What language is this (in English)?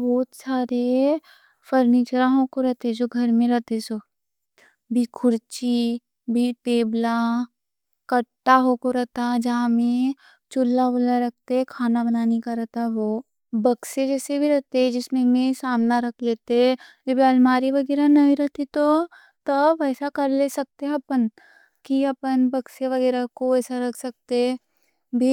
Deccan